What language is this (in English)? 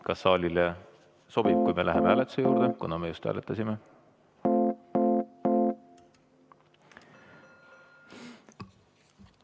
Estonian